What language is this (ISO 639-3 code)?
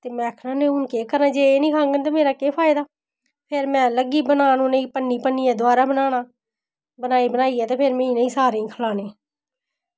doi